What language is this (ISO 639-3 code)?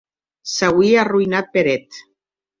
oci